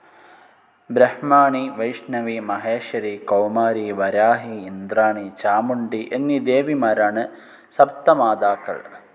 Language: Malayalam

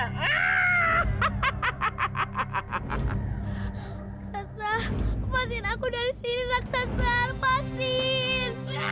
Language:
Indonesian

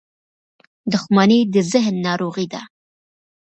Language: Pashto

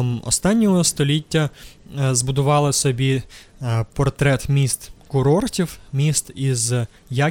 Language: Ukrainian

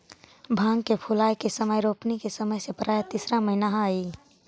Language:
Magahi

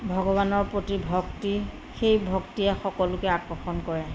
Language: Assamese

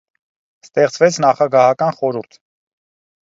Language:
Armenian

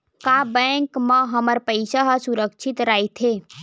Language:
Chhattisgarhi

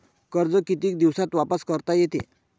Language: Marathi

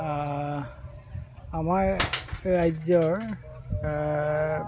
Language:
Assamese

